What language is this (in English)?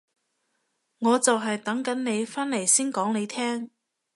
Cantonese